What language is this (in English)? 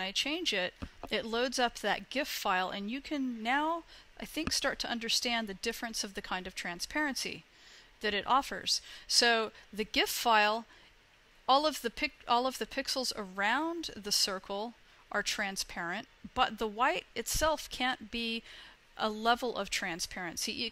English